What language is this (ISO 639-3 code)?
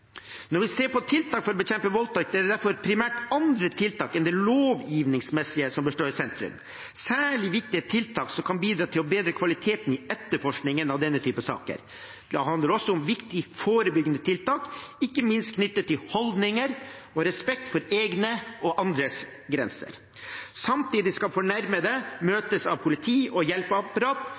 nob